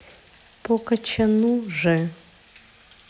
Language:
Russian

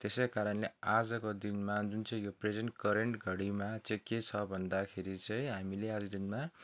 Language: Nepali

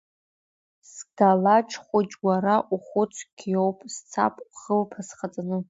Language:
Abkhazian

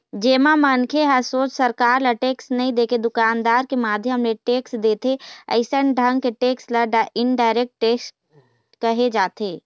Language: Chhattisgarhi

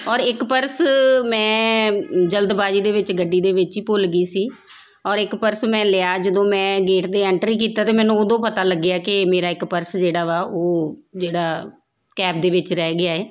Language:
Punjabi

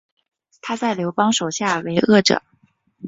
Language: Chinese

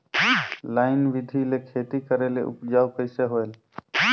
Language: Chhattisgarhi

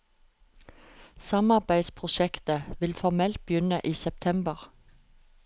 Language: Norwegian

